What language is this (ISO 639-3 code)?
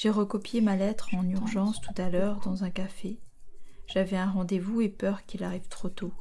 fra